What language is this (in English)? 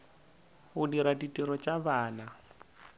Northern Sotho